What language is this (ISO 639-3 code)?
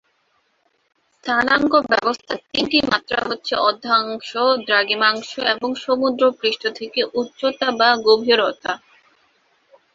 ben